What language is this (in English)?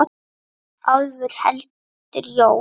Icelandic